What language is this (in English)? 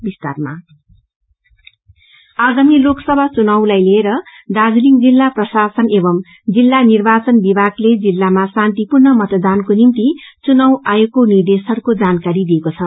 Nepali